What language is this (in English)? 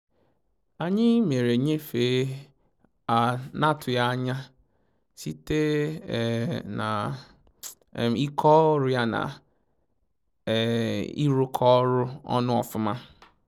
Igbo